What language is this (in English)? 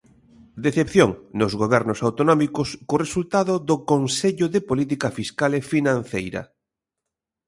Galician